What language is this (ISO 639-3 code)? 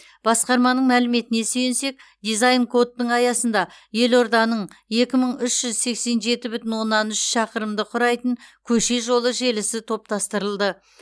kaz